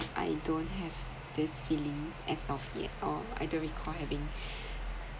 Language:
English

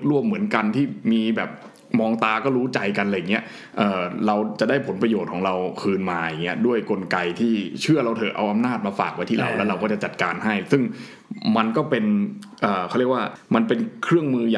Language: Thai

